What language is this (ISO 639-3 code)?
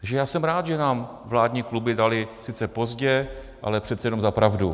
ces